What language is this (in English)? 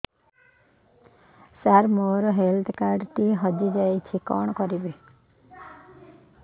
Odia